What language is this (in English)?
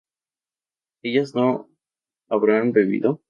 Spanish